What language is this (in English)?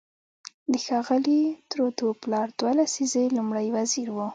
Pashto